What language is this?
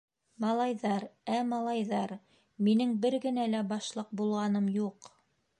Bashkir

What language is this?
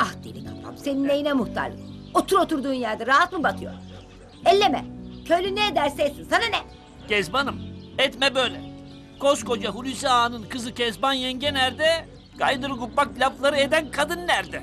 Turkish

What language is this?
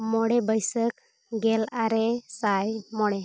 Santali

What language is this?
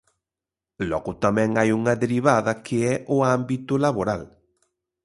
Galician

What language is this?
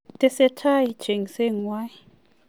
Kalenjin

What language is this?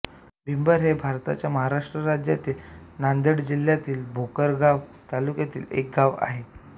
Marathi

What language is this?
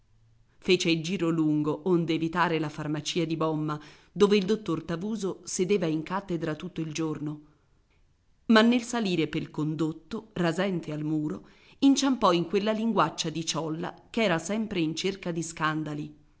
Italian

